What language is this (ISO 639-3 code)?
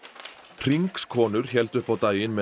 isl